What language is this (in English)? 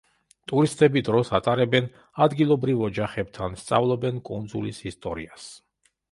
Georgian